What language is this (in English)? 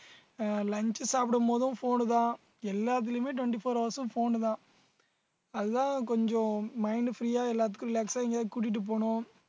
Tamil